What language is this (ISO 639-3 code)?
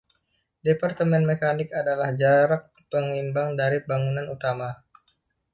ind